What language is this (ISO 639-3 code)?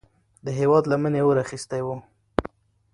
pus